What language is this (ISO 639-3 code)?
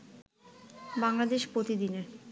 ben